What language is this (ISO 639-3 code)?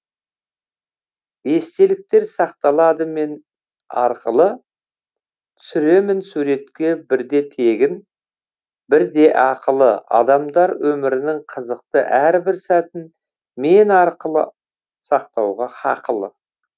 kaz